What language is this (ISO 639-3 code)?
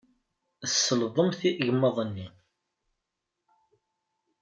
kab